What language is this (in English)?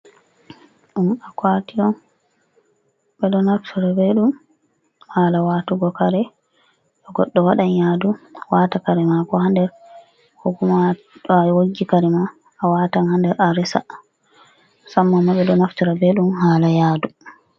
Fula